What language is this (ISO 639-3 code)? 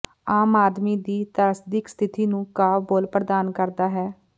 pan